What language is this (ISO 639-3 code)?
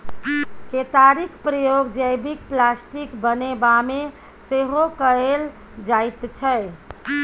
mai